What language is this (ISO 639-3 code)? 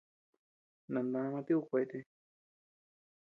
cux